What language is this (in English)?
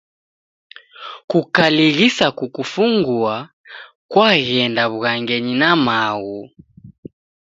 Taita